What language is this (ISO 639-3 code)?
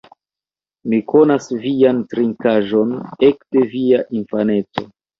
epo